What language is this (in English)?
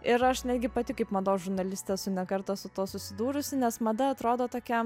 Lithuanian